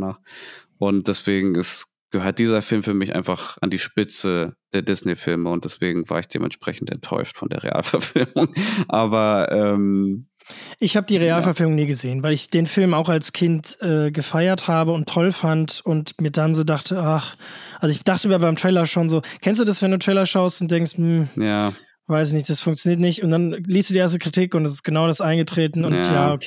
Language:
German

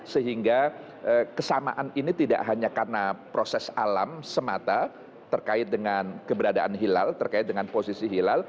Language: Indonesian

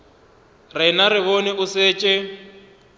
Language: Northern Sotho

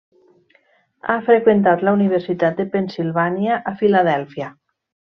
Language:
Catalan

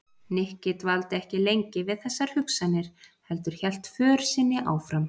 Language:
Icelandic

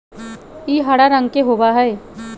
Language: Magahi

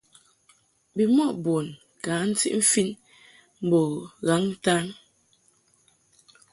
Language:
Mungaka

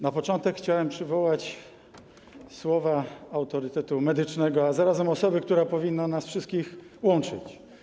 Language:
Polish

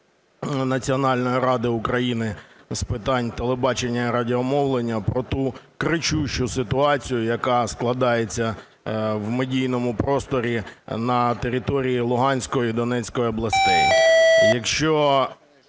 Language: Ukrainian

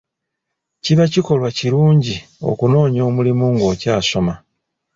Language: Ganda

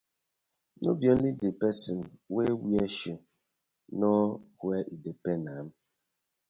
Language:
Nigerian Pidgin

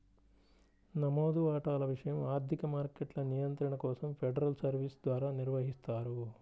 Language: Telugu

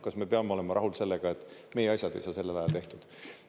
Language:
Estonian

